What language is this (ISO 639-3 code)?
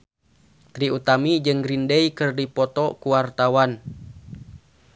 sun